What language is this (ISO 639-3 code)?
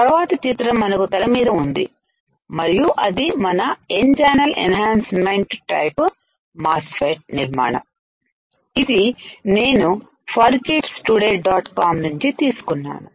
tel